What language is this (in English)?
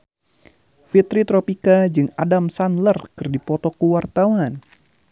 Sundanese